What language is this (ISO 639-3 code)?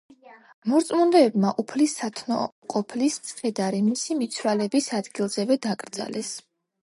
kat